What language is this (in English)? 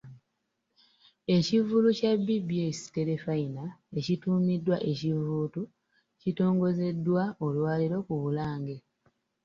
Ganda